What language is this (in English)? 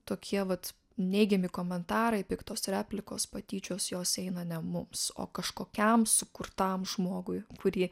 Lithuanian